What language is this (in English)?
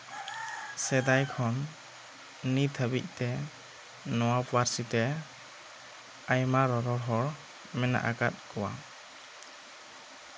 Santali